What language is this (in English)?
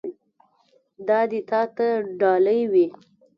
Pashto